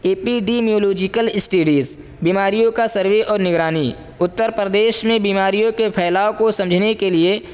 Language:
Urdu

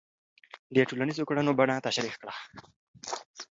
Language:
Pashto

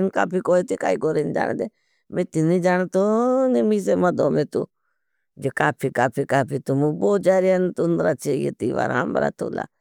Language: Bhili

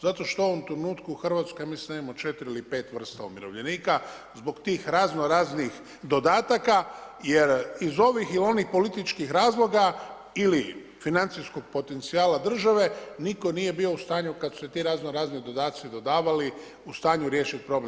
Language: Croatian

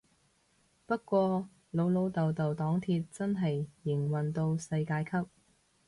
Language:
Cantonese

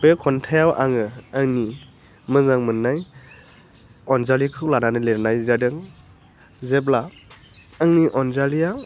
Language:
Bodo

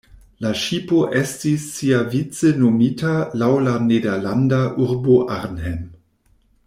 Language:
Esperanto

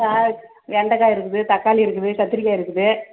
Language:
Tamil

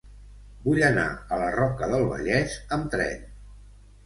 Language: Catalan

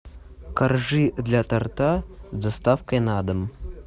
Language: Russian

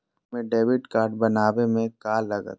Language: Magahi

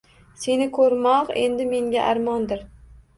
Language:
Uzbek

